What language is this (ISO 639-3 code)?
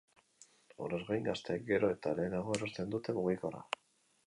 eus